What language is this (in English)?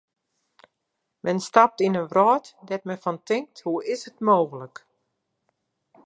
Western Frisian